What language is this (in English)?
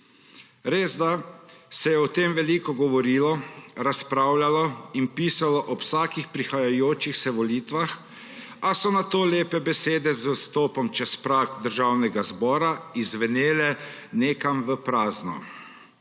Slovenian